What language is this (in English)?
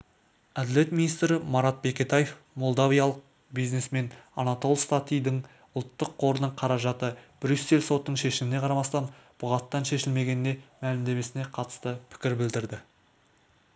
Kazakh